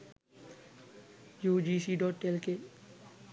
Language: Sinhala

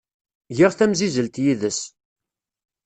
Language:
Kabyle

